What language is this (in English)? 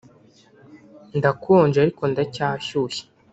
Kinyarwanda